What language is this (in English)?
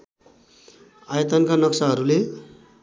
Nepali